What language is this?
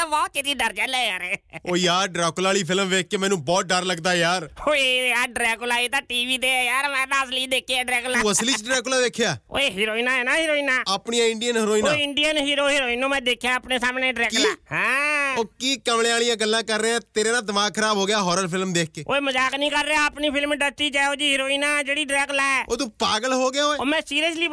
Punjabi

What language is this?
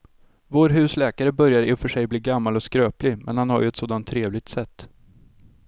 Swedish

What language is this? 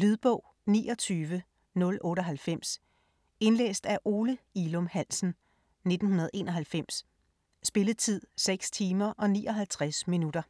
Danish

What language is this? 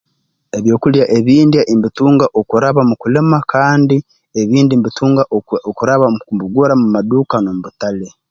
Tooro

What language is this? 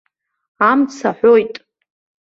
Abkhazian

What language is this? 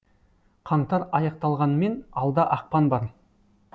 Kazakh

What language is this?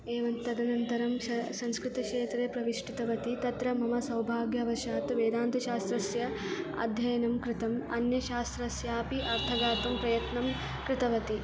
Sanskrit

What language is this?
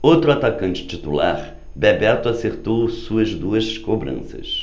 Portuguese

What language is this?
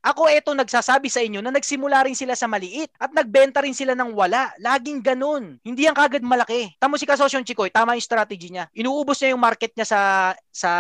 Filipino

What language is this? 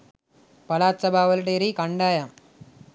Sinhala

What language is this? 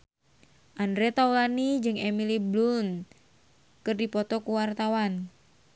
Sundanese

